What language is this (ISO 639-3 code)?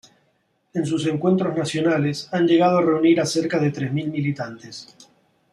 spa